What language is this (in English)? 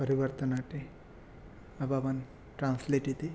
Sanskrit